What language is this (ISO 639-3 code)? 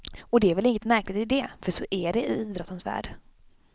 swe